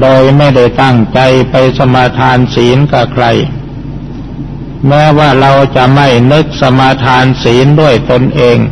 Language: Thai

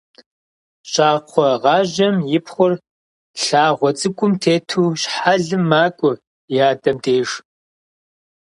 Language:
Kabardian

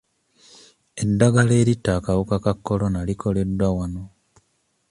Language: Ganda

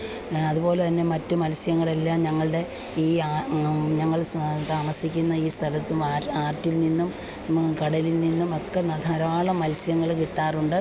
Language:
Malayalam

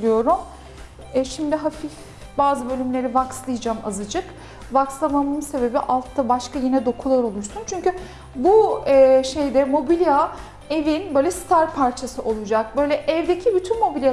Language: Turkish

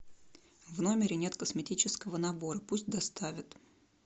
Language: Russian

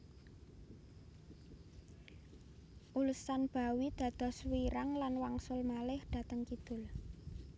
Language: Javanese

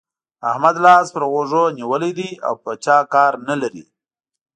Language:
Pashto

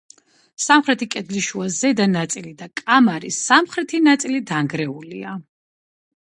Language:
Georgian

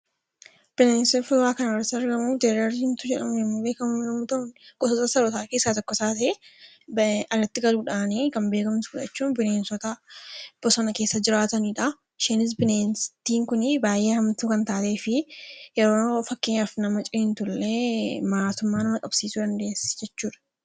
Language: Oromo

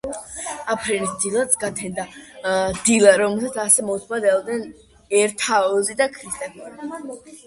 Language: Georgian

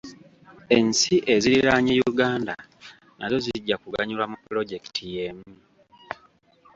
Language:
Ganda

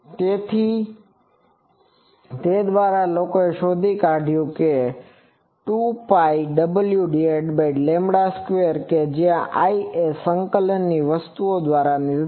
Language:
Gujarati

